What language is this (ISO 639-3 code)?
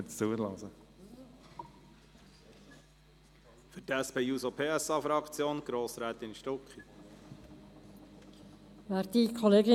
gsw